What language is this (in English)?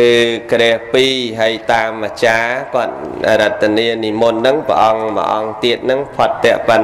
Vietnamese